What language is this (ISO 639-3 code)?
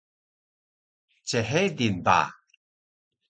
trv